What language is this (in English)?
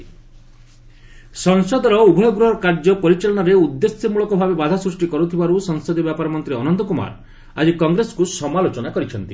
Odia